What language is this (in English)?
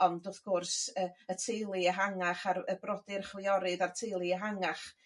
Welsh